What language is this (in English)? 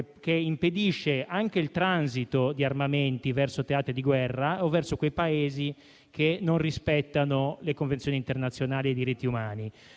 Italian